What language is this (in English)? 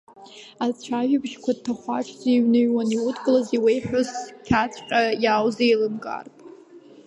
Abkhazian